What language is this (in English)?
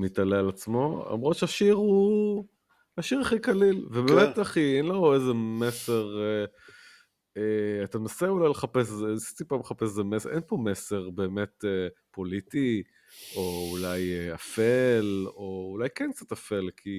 Hebrew